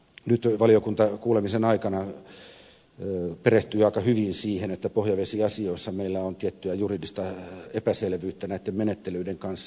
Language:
Finnish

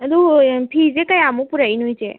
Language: Manipuri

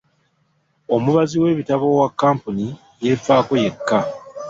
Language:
Ganda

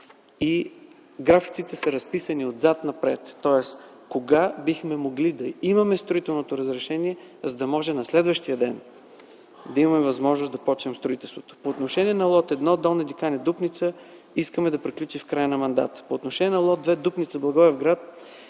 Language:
Bulgarian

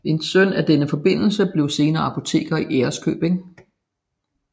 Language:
Danish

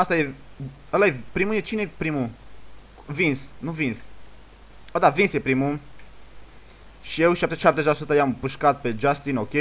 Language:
Romanian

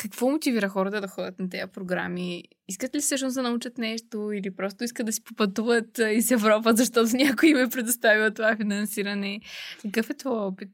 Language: Bulgarian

